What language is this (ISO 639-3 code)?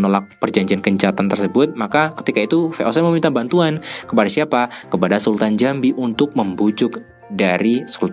ind